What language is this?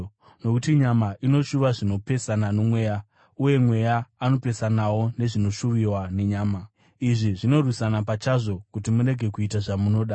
Shona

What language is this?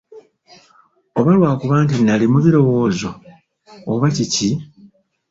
Ganda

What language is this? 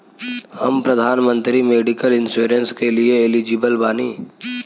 Bhojpuri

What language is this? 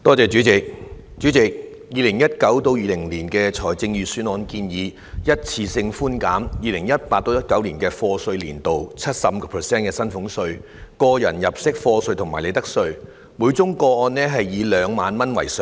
Cantonese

